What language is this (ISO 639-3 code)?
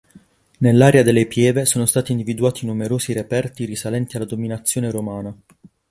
ita